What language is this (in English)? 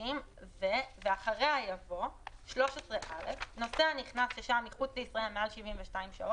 Hebrew